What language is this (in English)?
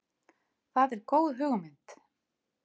Icelandic